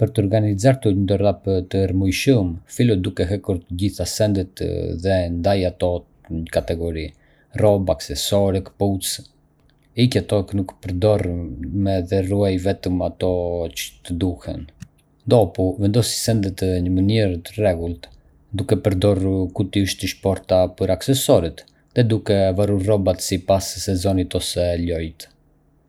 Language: Arbëreshë Albanian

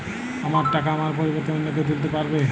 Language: Bangla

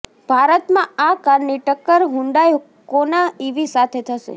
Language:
Gujarati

